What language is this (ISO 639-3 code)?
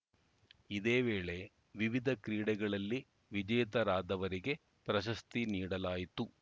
kan